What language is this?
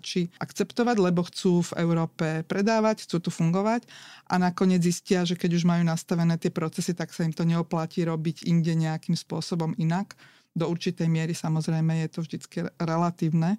Slovak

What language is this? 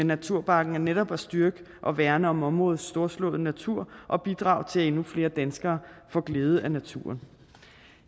Danish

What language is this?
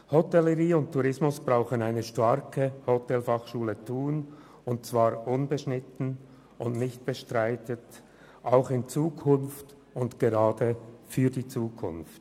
Swiss German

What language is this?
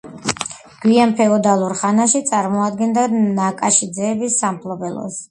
Georgian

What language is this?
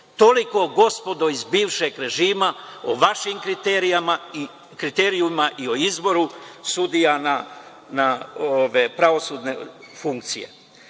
Serbian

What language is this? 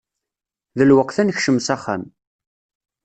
Kabyle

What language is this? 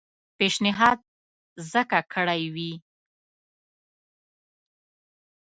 Pashto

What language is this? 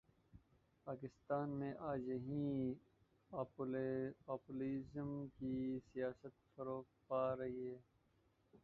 Urdu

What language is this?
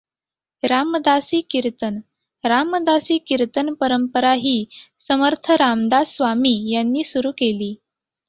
Marathi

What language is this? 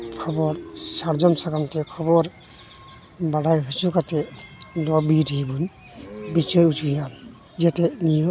Santali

